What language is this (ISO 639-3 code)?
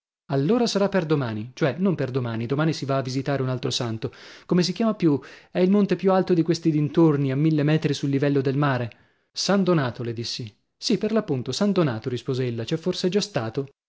ita